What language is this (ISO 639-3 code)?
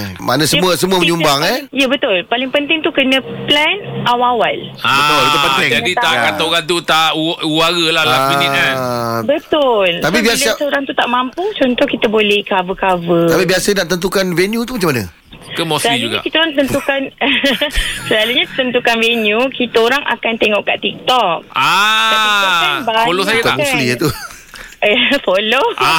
msa